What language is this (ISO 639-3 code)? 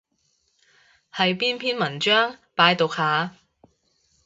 yue